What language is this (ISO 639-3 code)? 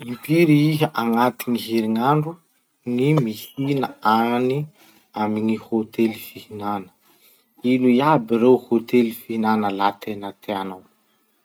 msh